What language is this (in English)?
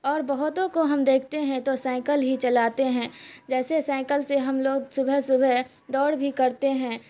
Urdu